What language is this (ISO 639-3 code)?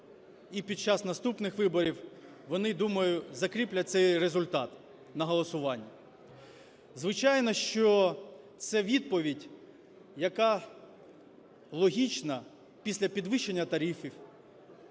ukr